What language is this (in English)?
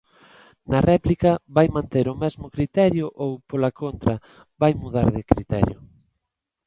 Galician